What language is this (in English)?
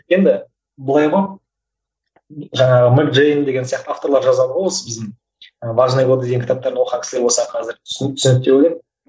Kazakh